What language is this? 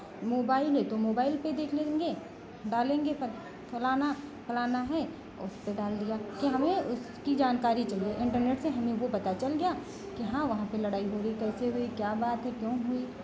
Hindi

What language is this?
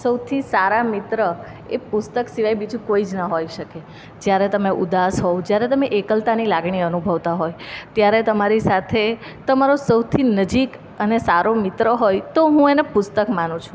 Gujarati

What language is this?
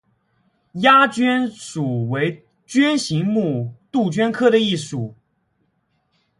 Chinese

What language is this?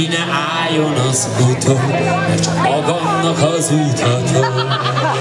Bulgarian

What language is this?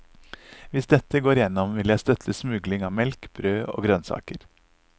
Norwegian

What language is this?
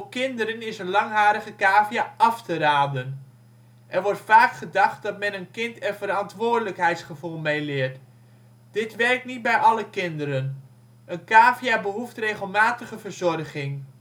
Dutch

